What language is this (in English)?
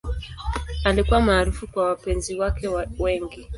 Swahili